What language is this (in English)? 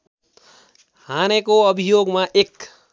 Nepali